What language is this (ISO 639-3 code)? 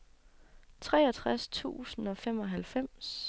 dan